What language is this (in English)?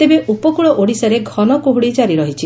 Odia